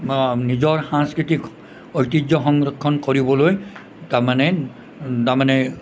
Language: Assamese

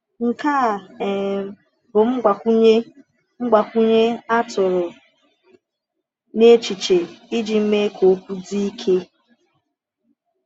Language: Igbo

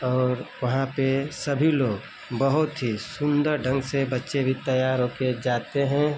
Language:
Hindi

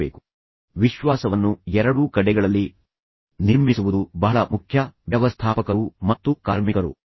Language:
Kannada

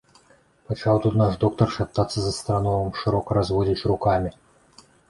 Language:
Belarusian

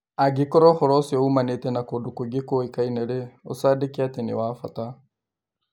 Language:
Kikuyu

